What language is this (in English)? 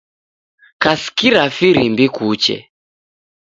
Taita